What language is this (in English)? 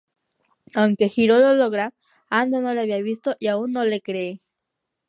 Spanish